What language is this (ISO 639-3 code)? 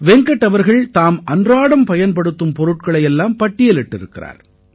tam